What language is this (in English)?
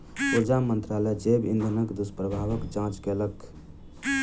Maithili